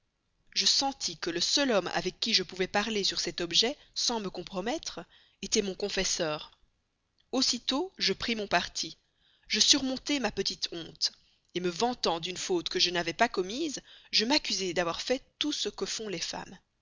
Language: French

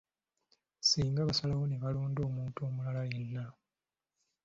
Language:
Ganda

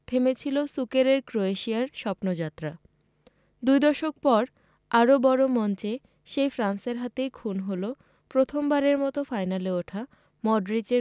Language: Bangla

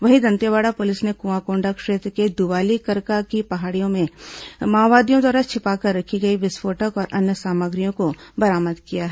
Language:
Hindi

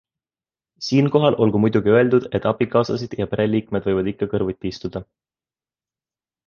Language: Estonian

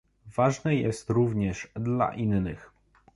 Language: Polish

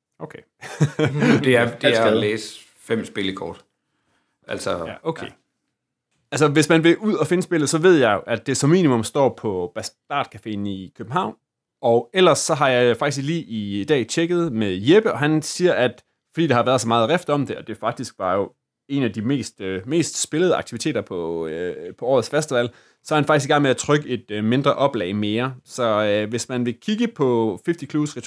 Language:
Danish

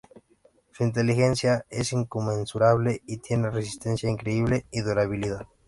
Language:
Spanish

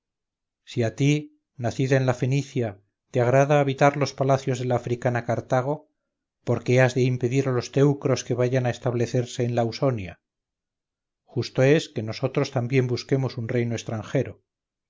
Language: Spanish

